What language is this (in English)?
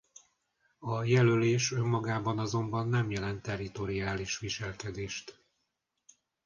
Hungarian